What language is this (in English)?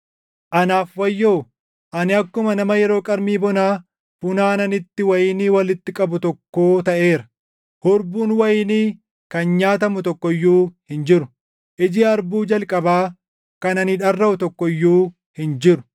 Oromo